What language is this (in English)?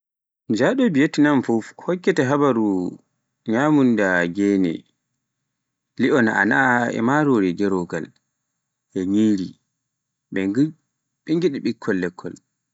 Pular